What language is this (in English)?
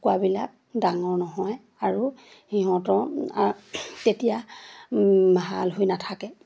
Assamese